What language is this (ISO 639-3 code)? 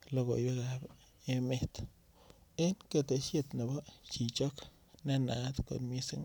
kln